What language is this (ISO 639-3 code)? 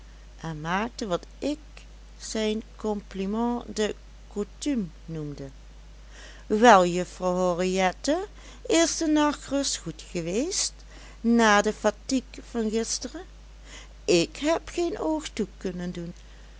nld